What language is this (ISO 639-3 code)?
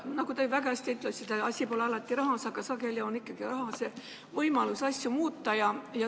est